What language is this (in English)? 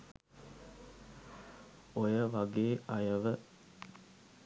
Sinhala